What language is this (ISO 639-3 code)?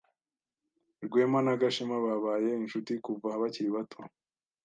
kin